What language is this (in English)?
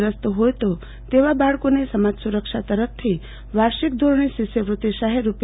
Gujarati